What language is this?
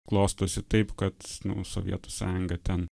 Lithuanian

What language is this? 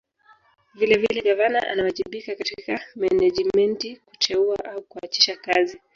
Swahili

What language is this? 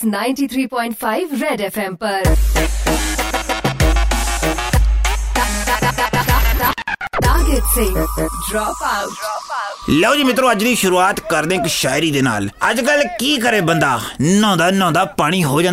Punjabi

